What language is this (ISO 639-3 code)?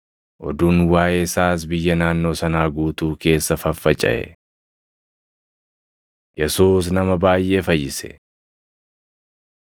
orm